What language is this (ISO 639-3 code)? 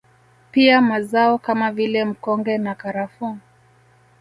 swa